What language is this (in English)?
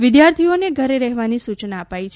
Gujarati